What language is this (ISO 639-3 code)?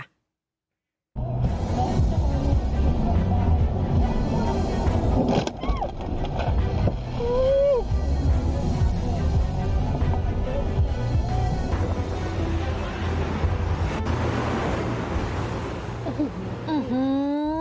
tha